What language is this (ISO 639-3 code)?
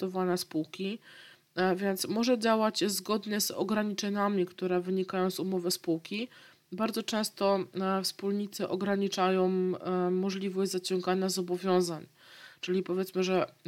pol